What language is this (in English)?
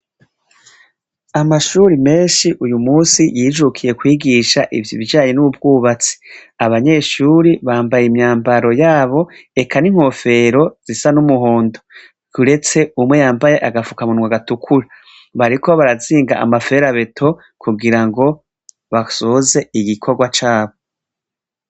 Rundi